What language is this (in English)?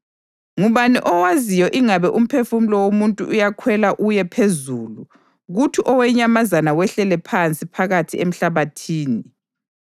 North Ndebele